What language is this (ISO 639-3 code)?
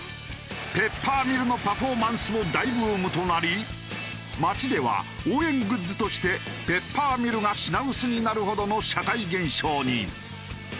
jpn